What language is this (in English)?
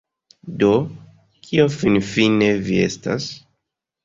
Esperanto